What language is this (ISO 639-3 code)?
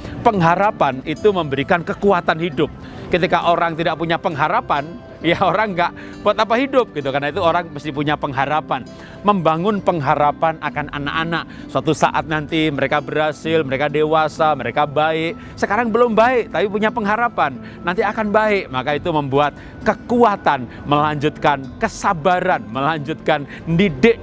ind